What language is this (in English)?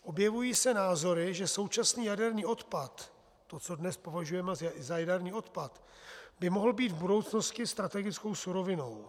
Czech